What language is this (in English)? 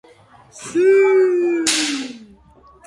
Georgian